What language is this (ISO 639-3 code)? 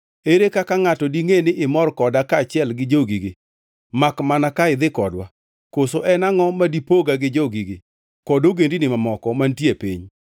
luo